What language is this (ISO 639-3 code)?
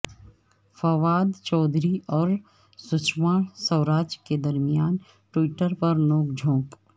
urd